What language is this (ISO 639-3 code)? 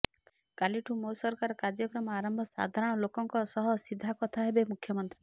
ori